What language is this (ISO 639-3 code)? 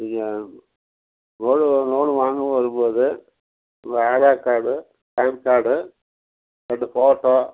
tam